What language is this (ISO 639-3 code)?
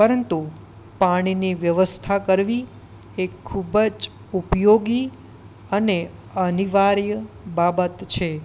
guj